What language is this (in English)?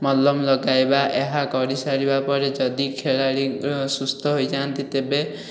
Odia